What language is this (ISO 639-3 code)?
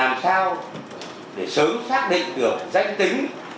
vie